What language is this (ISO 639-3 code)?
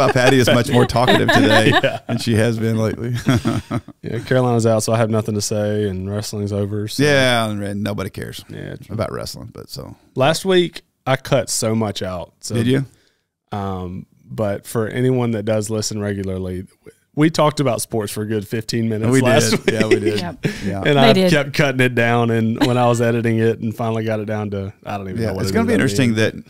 eng